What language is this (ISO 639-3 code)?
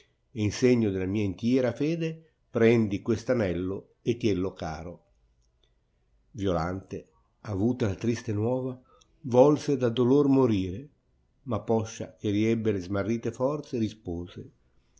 ita